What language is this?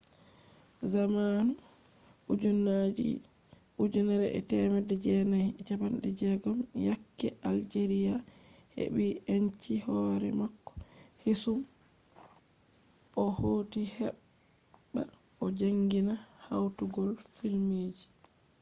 Fula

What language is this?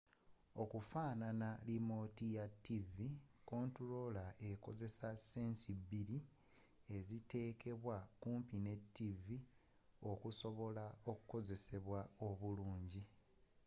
Ganda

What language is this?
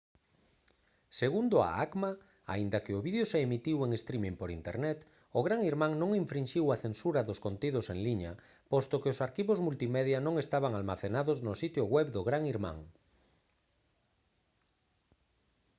Galician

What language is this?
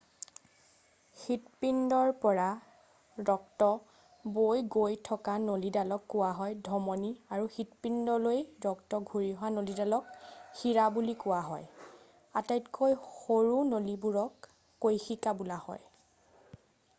Assamese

